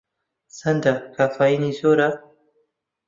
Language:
Central Kurdish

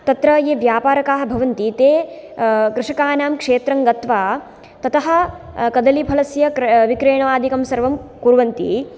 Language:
Sanskrit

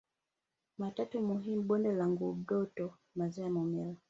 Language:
Swahili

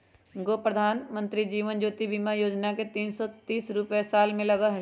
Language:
Magahi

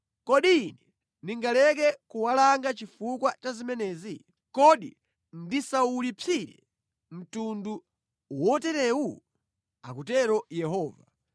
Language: Nyanja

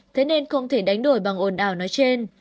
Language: Vietnamese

